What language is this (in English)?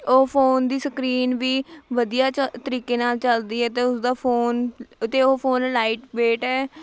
Punjabi